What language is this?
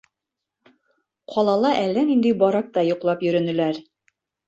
Bashkir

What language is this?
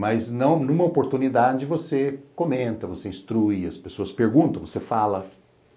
Portuguese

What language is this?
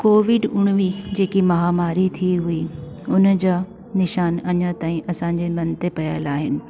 Sindhi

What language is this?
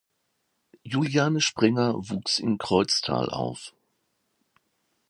German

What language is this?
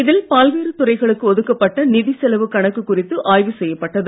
Tamil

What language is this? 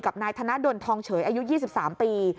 Thai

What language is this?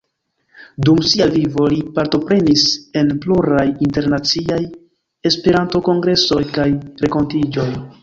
Esperanto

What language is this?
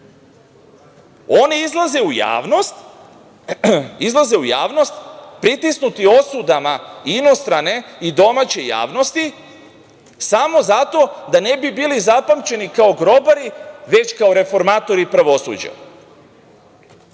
Serbian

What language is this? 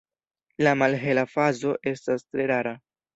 Esperanto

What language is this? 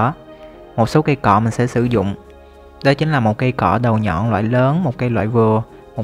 Vietnamese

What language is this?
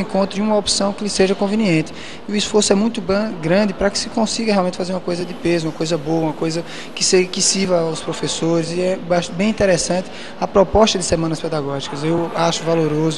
Portuguese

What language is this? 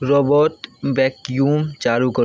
Maithili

